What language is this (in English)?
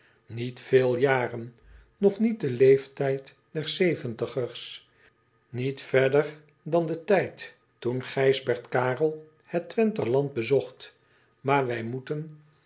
Dutch